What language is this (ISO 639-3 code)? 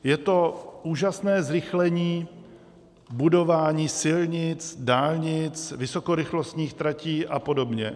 ces